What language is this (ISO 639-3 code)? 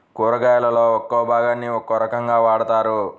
tel